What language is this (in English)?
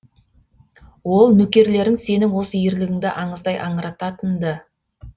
Kazakh